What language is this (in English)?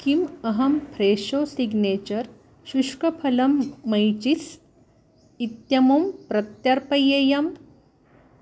Sanskrit